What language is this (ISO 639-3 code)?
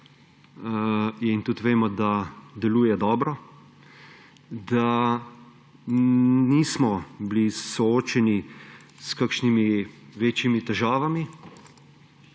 slv